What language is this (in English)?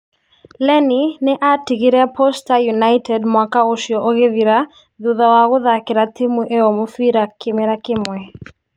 Kikuyu